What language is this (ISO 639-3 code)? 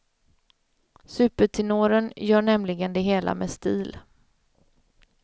swe